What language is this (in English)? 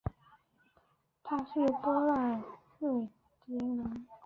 Chinese